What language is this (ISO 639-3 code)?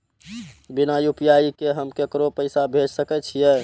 mai